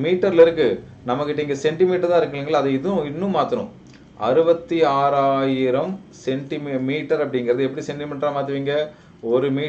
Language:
Hindi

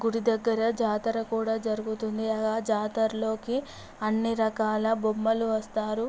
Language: Telugu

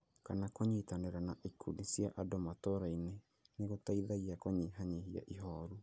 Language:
Kikuyu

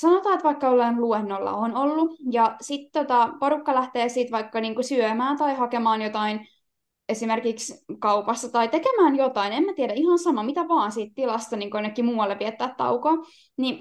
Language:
Finnish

